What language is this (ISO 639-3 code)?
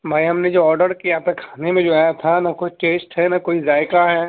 urd